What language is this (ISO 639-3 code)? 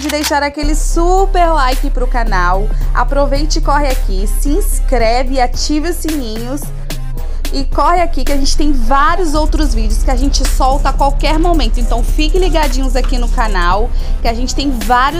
por